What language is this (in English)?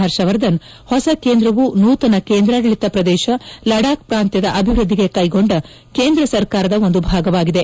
Kannada